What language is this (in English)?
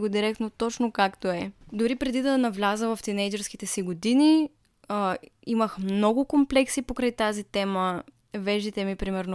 Bulgarian